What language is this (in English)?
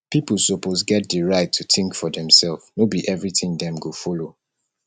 Nigerian Pidgin